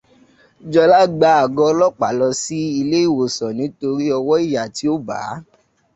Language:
Yoruba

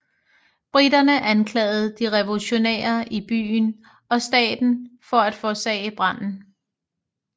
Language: Danish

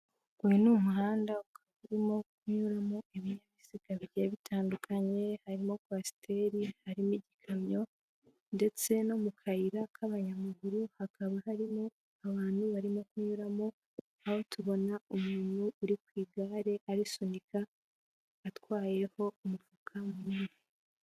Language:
Kinyarwanda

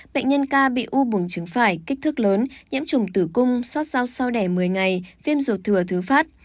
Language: Vietnamese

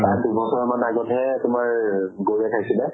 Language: Assamese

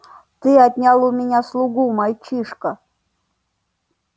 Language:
Russian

